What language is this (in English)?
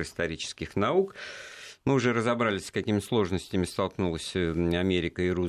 Russian